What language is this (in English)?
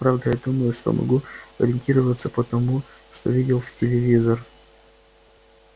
Russian